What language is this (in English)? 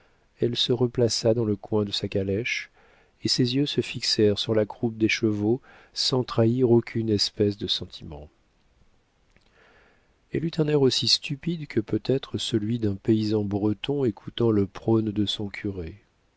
French